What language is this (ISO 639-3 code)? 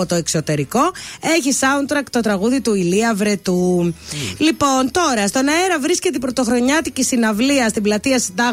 ell